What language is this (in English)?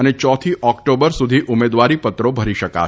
Gujarati